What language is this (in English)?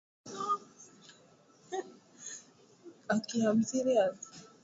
Swahili